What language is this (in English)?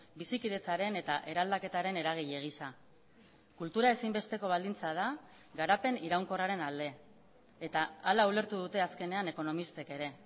Basque